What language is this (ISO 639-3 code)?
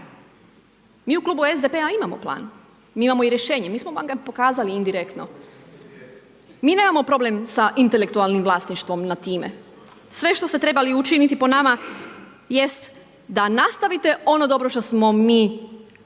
hrv